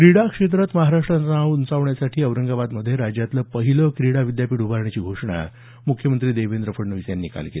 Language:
Marathi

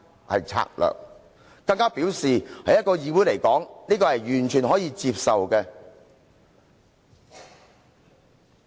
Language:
Cantonese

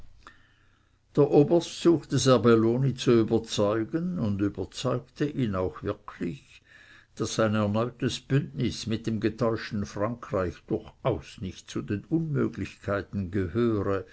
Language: German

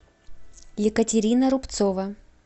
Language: Russian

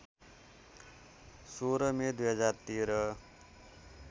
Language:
Nepali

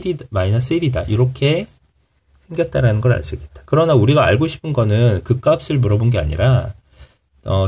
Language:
Korean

